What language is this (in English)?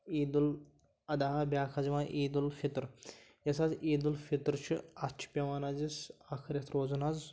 Kashmiri